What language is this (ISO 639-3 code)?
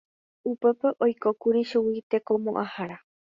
grn